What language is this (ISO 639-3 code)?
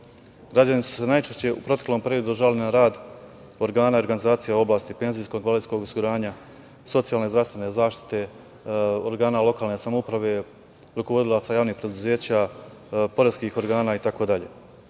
srp